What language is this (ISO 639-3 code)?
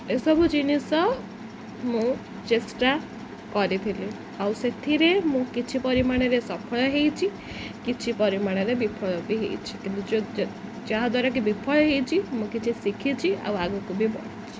ori